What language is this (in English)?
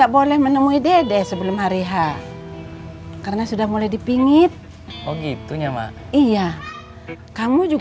Indonesian